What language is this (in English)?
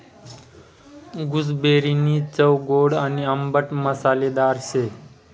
Marathi